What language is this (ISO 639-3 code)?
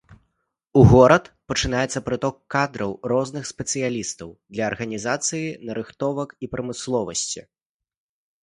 bel